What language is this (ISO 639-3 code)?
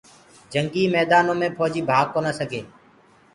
ggg